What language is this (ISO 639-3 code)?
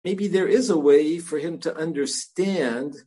heb